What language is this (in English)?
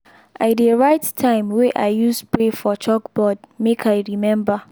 Nigerian Pidgin